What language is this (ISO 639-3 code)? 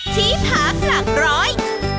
tha